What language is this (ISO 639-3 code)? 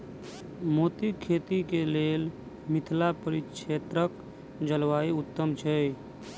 mai